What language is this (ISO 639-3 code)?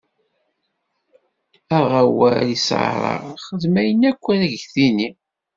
kab